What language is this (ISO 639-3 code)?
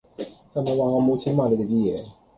yue